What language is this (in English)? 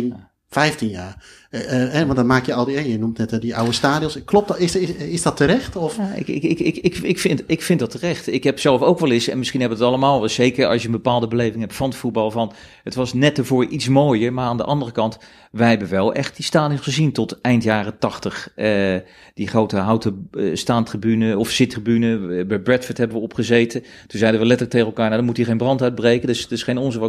Dutch